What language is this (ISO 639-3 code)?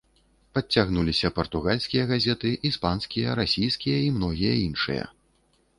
bel